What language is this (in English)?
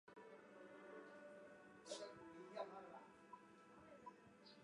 Chinese